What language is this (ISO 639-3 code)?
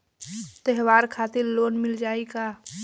bho